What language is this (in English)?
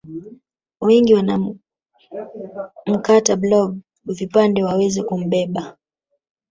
Swahili